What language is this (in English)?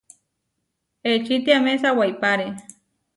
Huarijio